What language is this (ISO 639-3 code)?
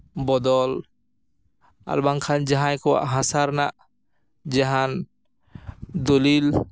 sat